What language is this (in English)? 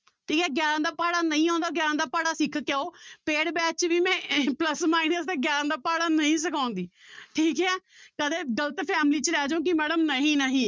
Punjabi